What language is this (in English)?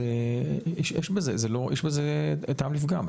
Hebrew